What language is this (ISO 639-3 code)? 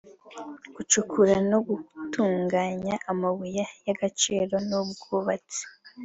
kin